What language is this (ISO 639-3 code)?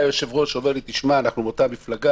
heb